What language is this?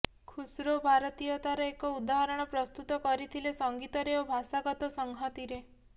Odia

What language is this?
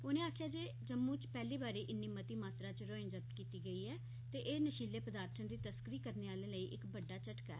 Dogri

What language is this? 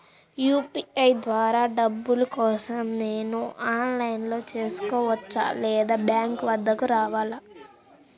Telugu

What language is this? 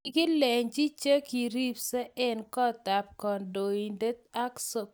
Kalenjin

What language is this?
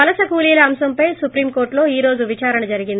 Telugu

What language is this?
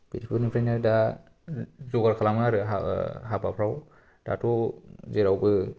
Bodo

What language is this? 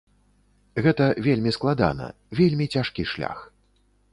Belarusian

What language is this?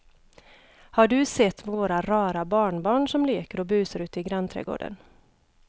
Swedish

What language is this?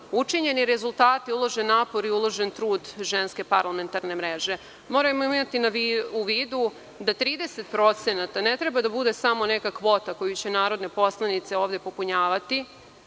Serbian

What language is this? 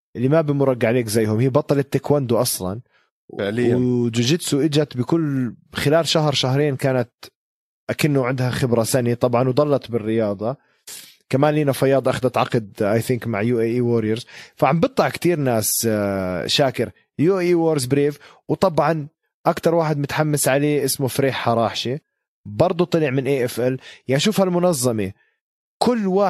Arabic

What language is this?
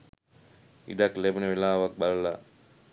Sinhala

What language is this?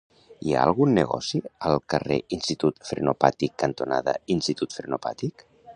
Catalan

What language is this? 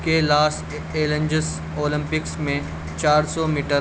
Urdu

